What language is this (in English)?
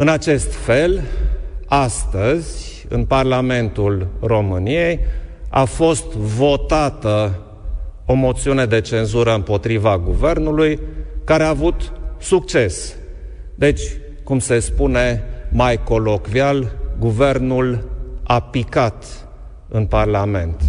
Romanian